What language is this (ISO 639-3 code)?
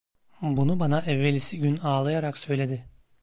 tur